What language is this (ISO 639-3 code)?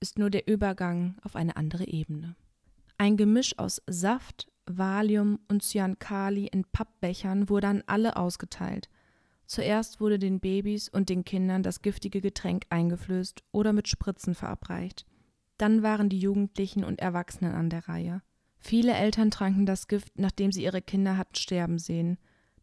deu